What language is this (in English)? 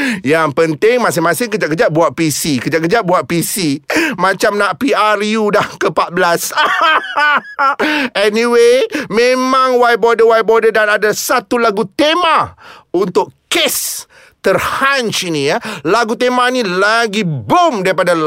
Malay